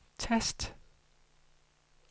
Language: Danish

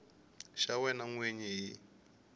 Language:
Tsonga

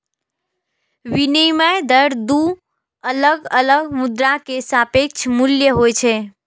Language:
Maithili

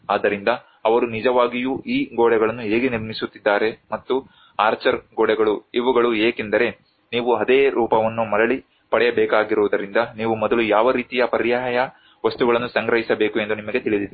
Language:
Kannada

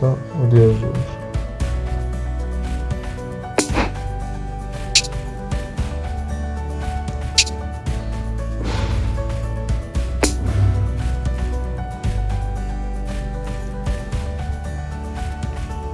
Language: Arabic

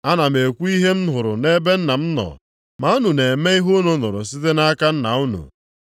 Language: Igbo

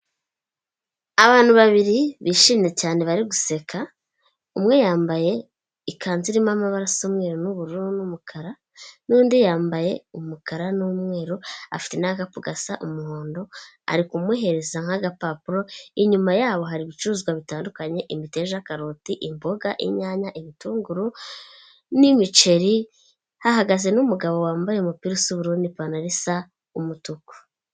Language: Kinyarwanda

